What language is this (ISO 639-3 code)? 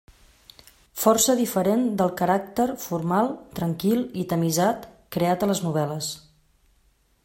cat